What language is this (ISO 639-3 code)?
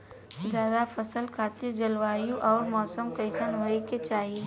bho